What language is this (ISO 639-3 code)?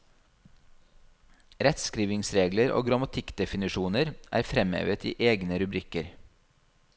nor